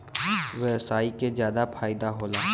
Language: Bhojpuri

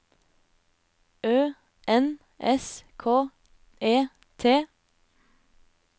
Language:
Norwegian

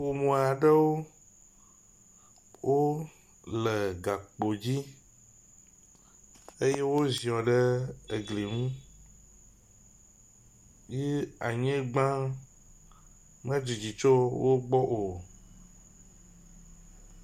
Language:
Ewe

